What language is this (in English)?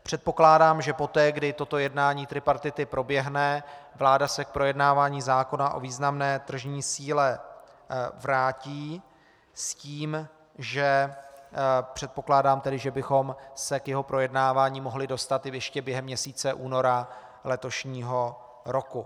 Czech